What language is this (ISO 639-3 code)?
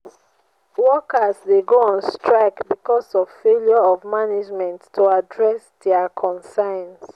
pcm